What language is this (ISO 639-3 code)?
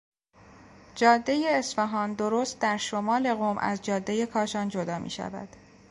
fas